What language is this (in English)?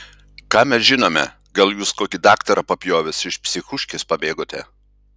Lithuanian